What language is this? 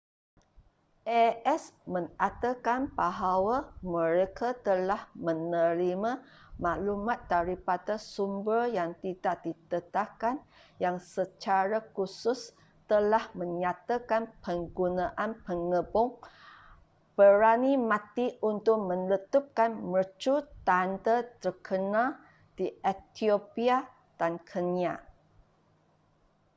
Malay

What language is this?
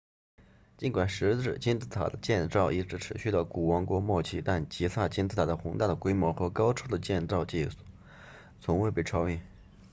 Chinese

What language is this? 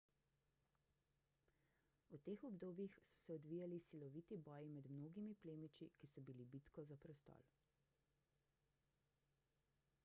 Slovenian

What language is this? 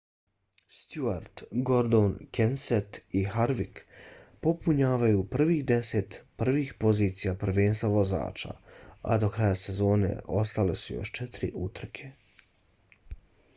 Bosnian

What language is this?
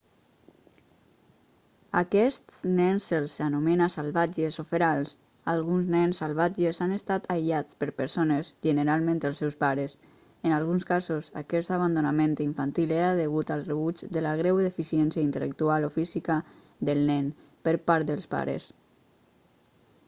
Catalan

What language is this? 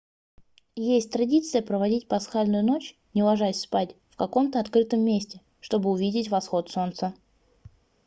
Russian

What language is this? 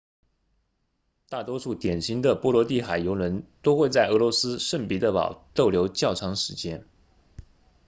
Chinese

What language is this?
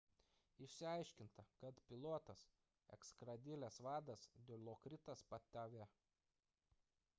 Lithuanian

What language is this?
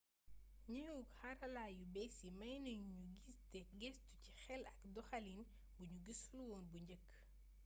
Wolof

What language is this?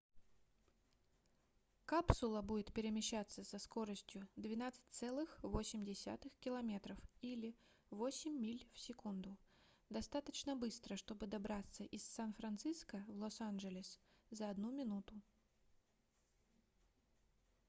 Russian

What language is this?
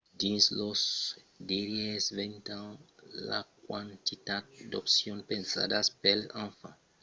Occitan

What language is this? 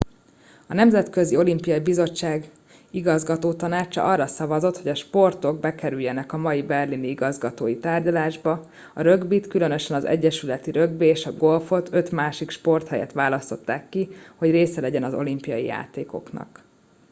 Hungarian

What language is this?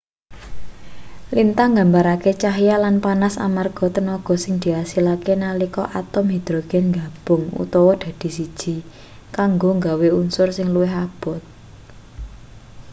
Javanese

